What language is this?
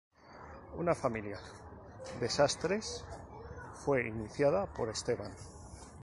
Spanish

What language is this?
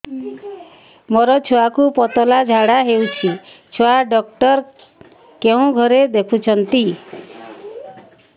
Odia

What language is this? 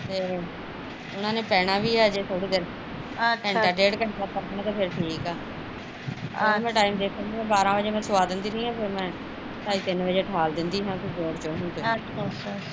Punjabi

